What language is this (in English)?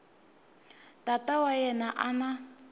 Tsonga